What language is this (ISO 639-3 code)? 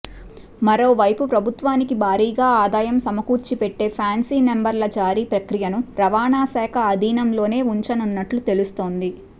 tel